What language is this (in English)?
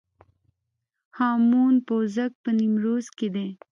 Pashto